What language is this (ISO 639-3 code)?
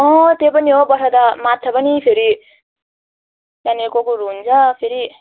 nep